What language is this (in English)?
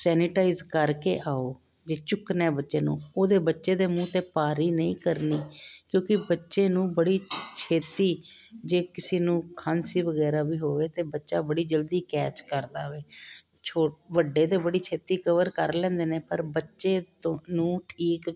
Punjabi